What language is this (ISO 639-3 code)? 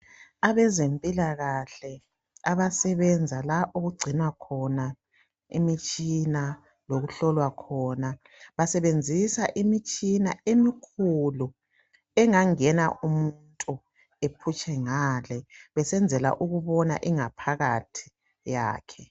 nde